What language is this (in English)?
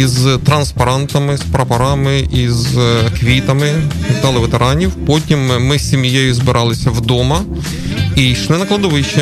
Ukrainian